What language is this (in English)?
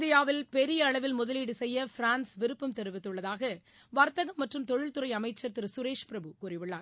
Tamil